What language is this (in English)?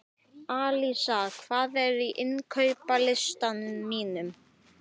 Icelandic